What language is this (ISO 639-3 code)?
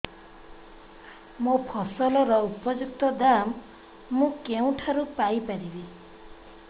ori